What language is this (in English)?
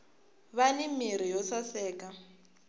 Tsonga